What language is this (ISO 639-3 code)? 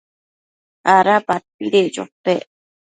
mcf